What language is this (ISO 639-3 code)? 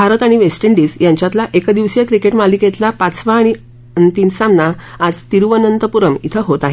mar